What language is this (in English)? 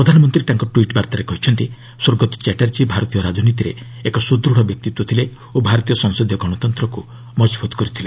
Odia